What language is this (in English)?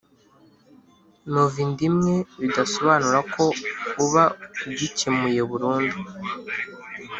Kinyarwanda